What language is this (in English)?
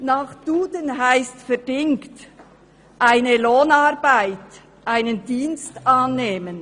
Swiss German